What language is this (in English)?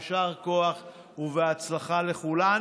Hebrew